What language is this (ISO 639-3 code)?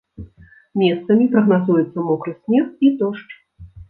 bel